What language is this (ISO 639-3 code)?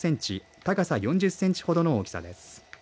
jpn